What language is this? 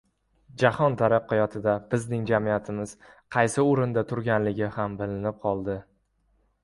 Uzbek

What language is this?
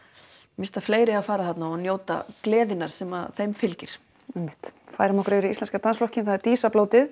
Icelandic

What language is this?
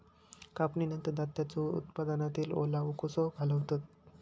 Marathi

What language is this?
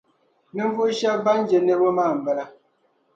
Dagbani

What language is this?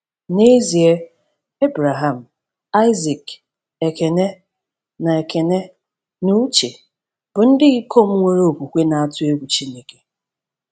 Igbo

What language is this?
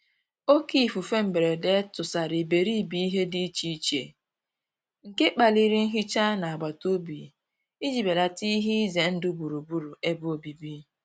Igbo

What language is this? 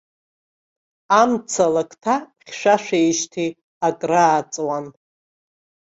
Abkhazian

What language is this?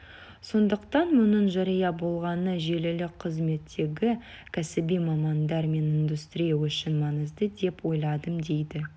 Kazakh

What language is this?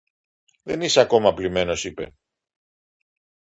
Greek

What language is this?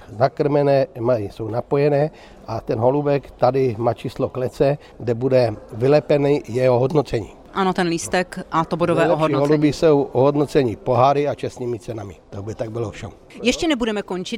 Czech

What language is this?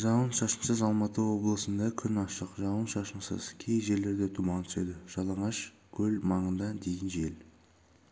Kazakh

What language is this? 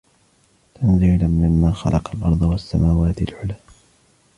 Arabic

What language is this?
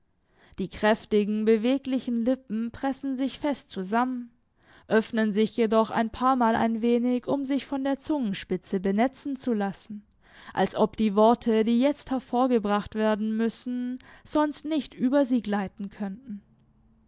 German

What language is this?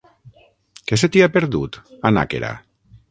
Catalan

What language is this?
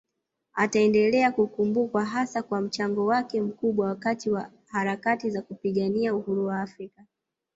Swahili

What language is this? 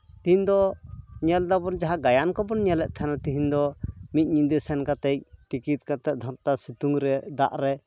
Santali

